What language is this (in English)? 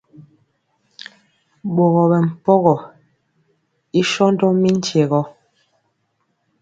Mpiemo